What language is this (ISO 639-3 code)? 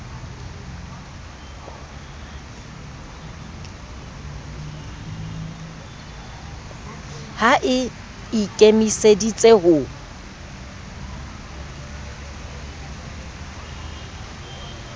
sot